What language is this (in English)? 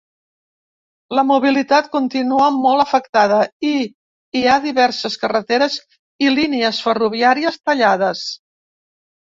Catalan